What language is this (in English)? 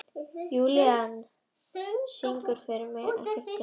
Icelandic